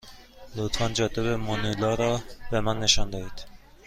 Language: Persian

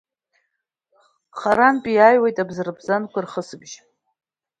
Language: Abkhazian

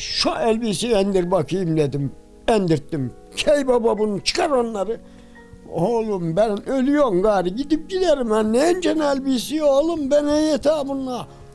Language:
Turkish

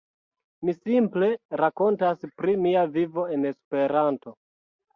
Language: Esperanto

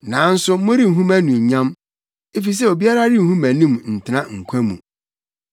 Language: Akan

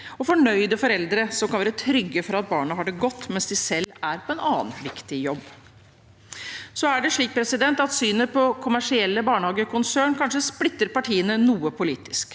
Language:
Norwegian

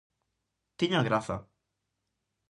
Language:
Galician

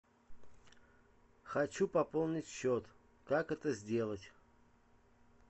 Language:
Russian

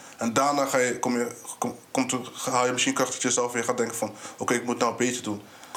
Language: Dutch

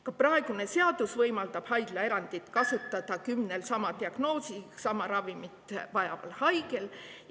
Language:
Estonian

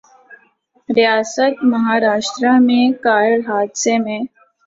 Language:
Urdu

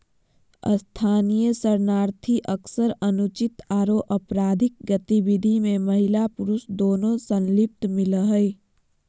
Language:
Magahi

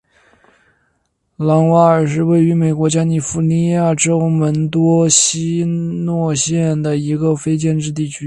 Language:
Chinese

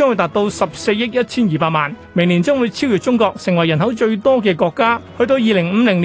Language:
Chinese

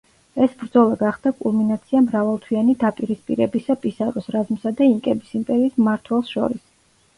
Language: Georgian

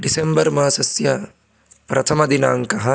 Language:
Sanskrit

